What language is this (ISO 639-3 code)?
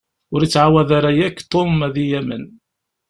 kab